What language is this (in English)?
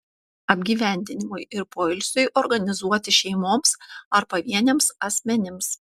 Lithuanian